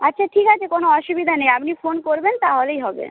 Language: Bangla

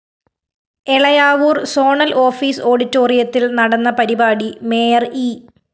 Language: Malayalam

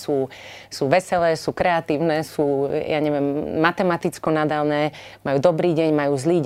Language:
Slovak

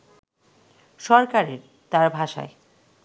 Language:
Bangla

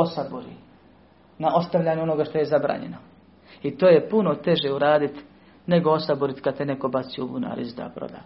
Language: Croatian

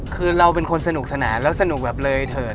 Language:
Thai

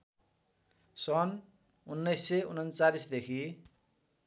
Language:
Nepali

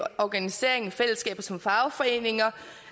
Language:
Danish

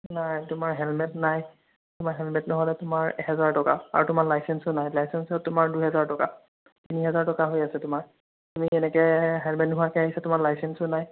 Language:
Assamese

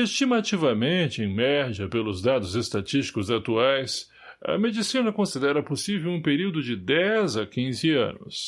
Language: Portuguese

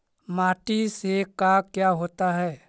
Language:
Magahi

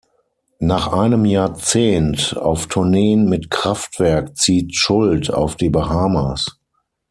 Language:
German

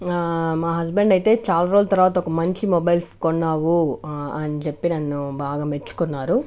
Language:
Telugu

